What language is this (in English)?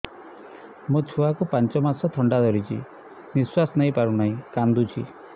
Odia